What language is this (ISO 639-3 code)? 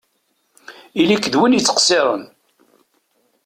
kab